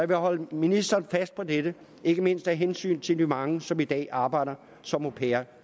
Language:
Danish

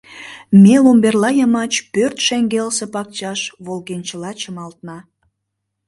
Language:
Mari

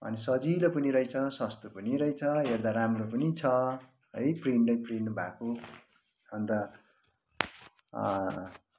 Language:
Nepali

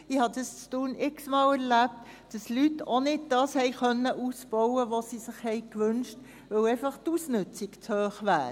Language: Swiss German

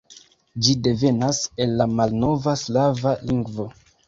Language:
Esperanto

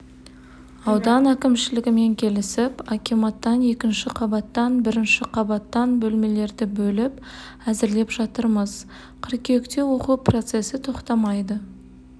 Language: Kazakh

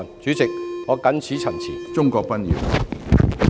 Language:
Cantonese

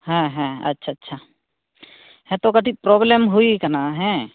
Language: Santali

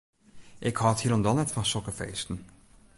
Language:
Western Frisian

